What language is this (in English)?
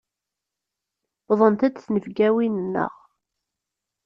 Kabyle